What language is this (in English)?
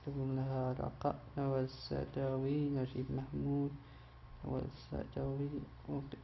Arabic